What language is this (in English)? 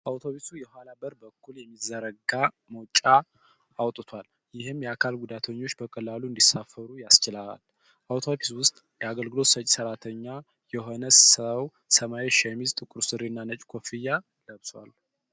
Amharic